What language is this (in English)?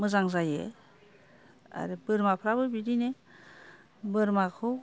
Bodo